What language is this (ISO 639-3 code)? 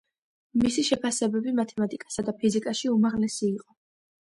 kat